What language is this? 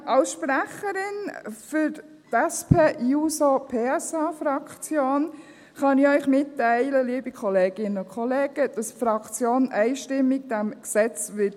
Swiss German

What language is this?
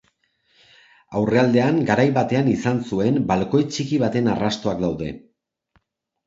Basque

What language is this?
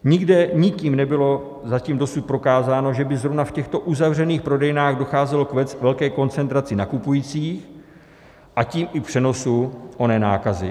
Czech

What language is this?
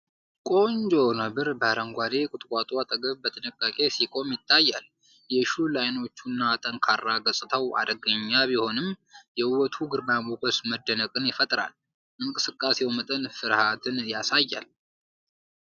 Amharic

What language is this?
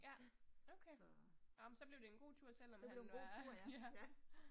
Danish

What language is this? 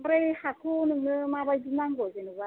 Bodo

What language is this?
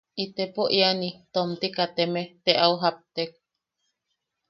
Yaqui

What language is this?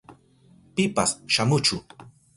Southern Pastaza Quechua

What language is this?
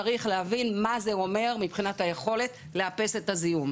Hebrew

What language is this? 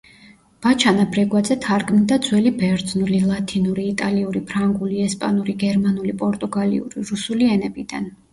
Georgian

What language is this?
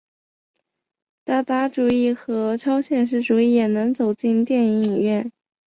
Chinese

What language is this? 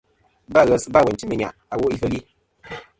Kom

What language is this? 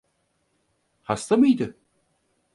Turkish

